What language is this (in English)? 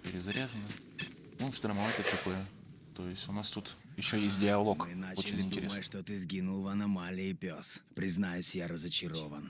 Russian